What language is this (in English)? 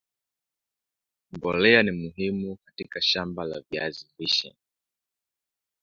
Swahili